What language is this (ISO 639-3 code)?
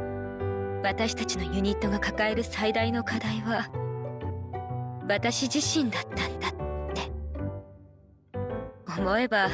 jpn